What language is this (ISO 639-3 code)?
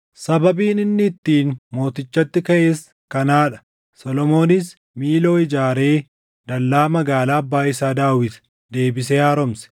orm